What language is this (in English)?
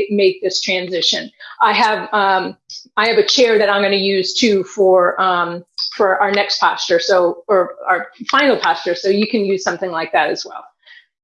English